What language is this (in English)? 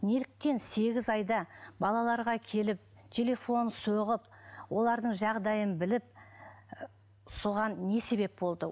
Kazakh